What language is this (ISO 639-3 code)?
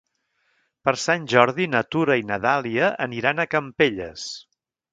cat